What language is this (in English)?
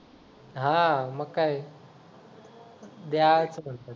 Marathi